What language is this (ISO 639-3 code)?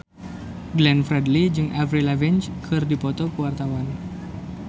sun